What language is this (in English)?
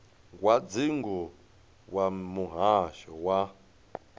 Venda